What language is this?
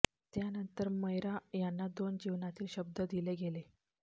Marathi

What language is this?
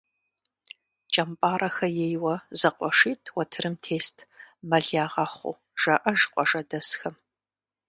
Kabardian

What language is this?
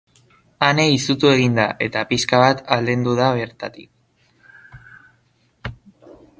Basque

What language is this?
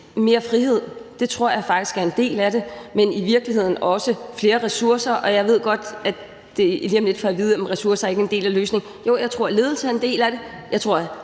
Danish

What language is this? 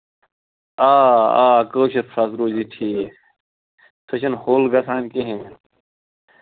Kashmiri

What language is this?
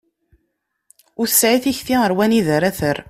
Kabyle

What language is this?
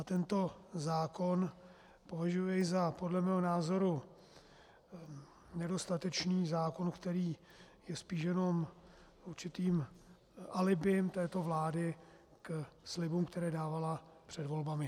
Czech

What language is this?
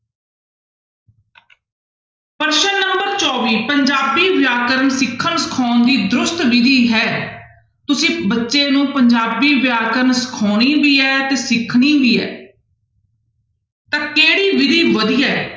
Punjabi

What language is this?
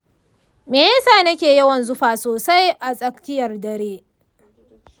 Hausa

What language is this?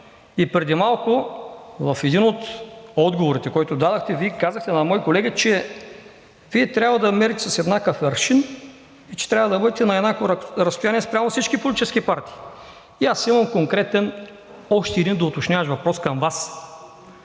Bulgarian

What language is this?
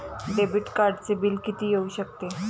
Marathi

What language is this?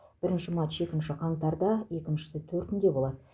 Kazakh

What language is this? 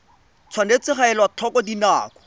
Tswana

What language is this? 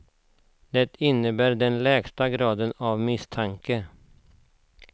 Swedish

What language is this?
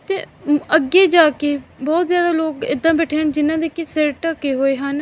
Punjabi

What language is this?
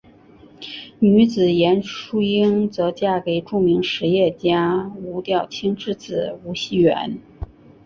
Chinese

